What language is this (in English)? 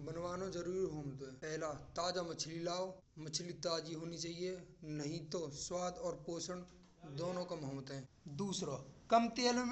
Braj